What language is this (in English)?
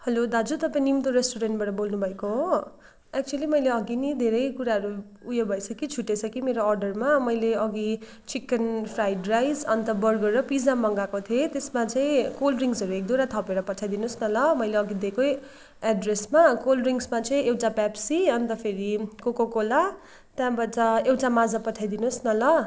Nepali